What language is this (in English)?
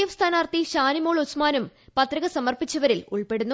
Malayalam